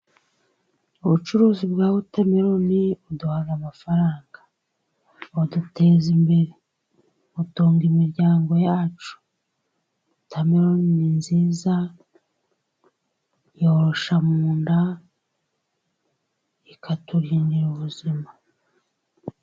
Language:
Kinyarwanda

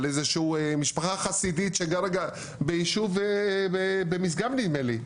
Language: Hebrew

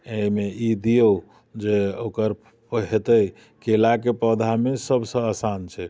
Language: Maithili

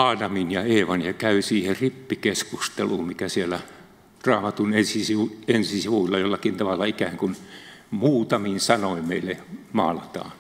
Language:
Finnish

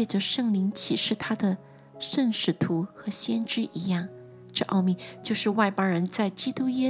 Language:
Chinese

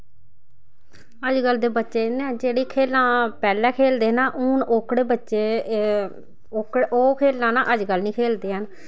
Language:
Dogri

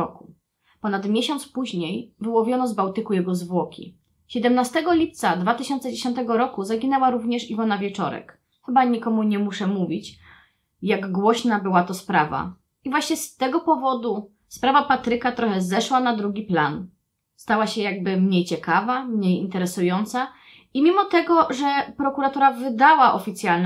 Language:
Polish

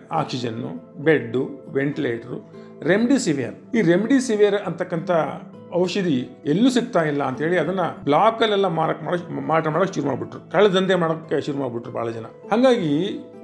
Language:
Kannada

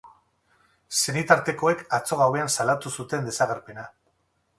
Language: Basque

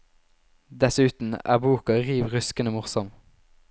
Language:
Norwegian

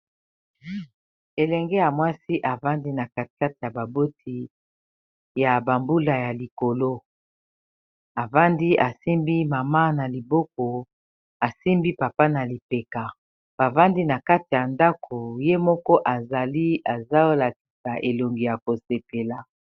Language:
Lingala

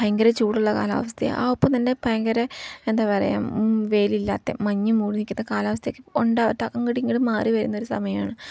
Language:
Malayalam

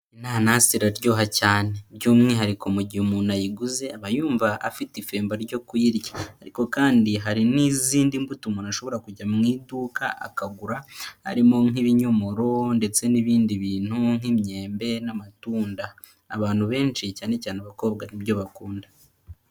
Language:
Kinyarwanda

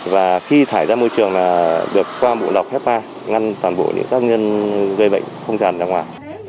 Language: Vietnamese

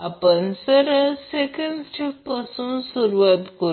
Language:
Marathi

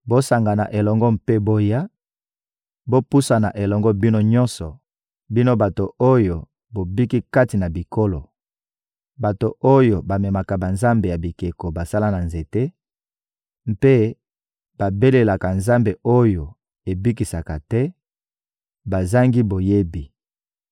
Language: Lingala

